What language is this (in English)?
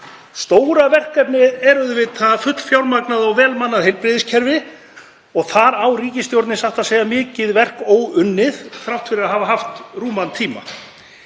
Icelandic